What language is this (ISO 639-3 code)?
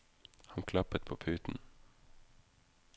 nor